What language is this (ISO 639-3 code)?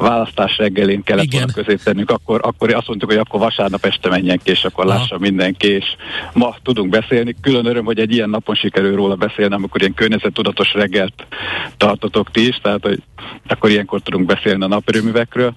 hun